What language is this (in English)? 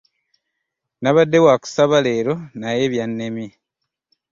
Ganda